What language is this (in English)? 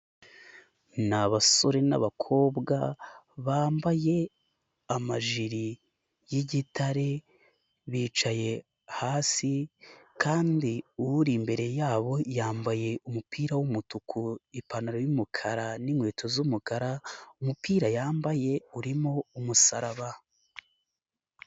Kinyarwanda